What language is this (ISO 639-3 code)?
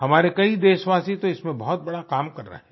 hin